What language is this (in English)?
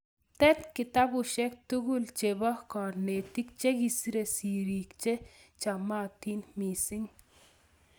Kalenjin